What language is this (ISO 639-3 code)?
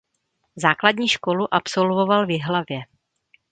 ces